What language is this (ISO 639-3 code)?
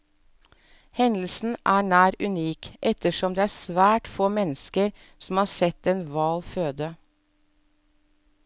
nor